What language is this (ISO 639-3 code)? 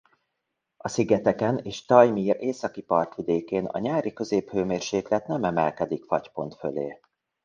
hun